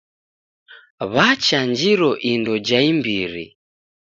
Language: Taita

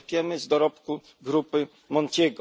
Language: Polish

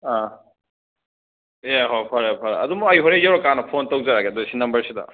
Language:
Manipuri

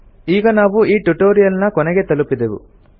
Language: Kannada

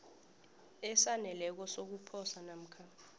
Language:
South Ndebele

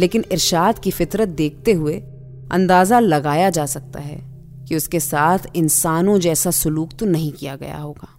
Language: Hindi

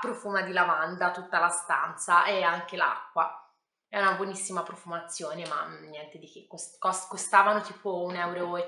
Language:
Italian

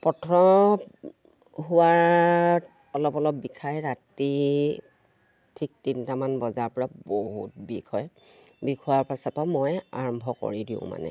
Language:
Assamese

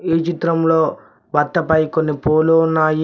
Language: Telugu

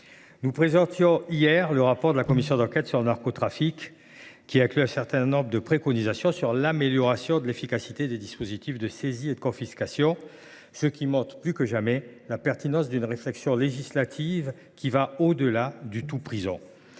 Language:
French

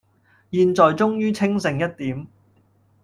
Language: Cantonese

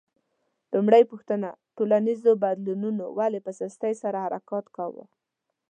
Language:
Pashto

